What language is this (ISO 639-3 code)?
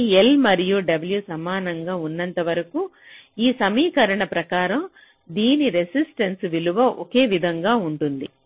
tel